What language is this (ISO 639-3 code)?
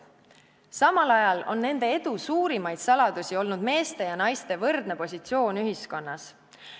est